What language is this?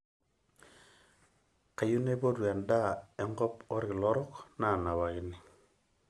Masai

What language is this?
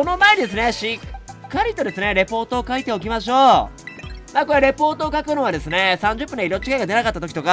Japanese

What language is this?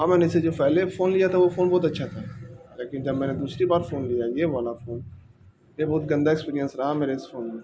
Urdu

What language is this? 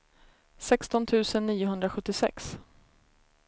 Swedish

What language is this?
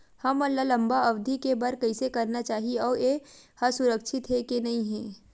Chhattisgarhi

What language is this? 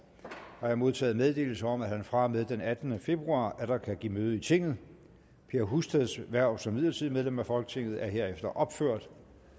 Danish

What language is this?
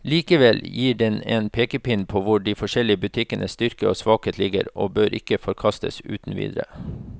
Norwegian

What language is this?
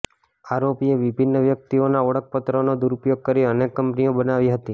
Gujarati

